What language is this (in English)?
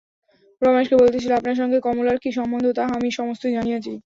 Bangla